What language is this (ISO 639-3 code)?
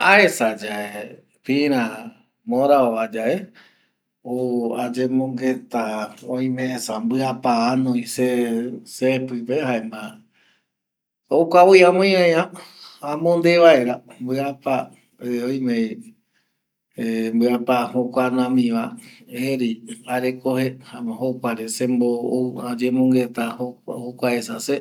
gui